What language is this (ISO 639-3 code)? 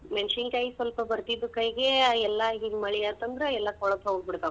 kan